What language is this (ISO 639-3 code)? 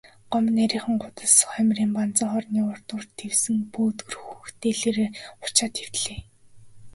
mon